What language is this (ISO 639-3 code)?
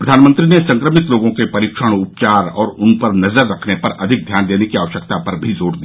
hin